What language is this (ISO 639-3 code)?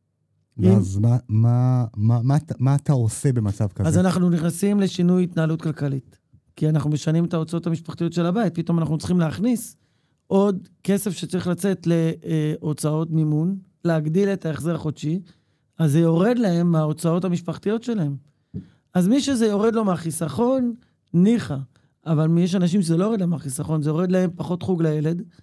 heb